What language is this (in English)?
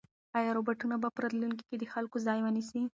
Pashto